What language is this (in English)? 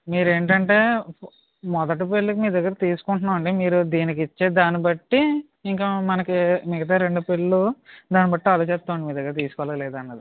Telugu